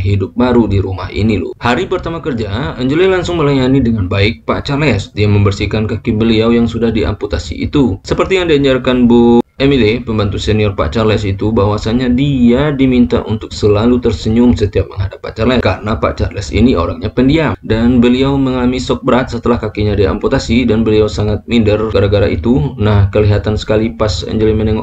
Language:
Indonesian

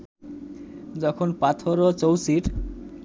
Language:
Bangla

